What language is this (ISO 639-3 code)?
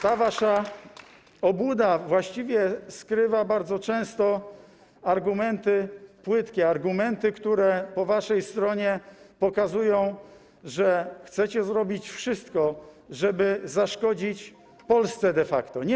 pol